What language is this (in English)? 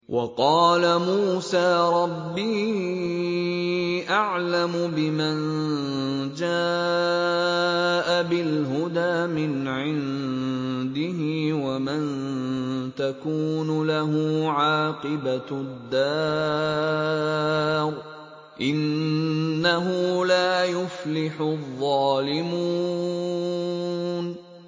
Arabic